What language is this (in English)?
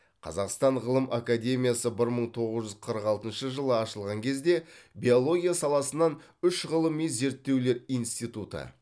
Kazakh